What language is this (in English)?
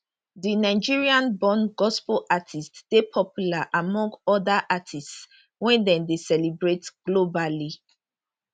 Nigerian Pidgin